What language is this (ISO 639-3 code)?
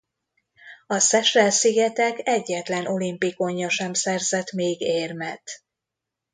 hun